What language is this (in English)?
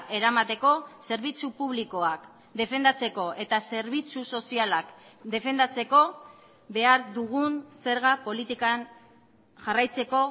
Basque